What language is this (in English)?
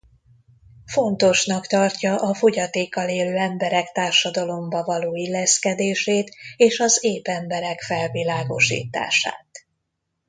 Hungarian